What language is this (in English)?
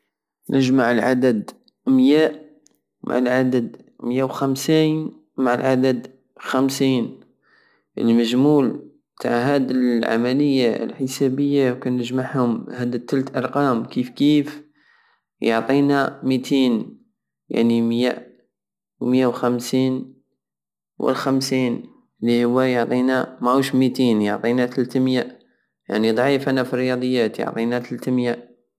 Algerian Saharan Arabic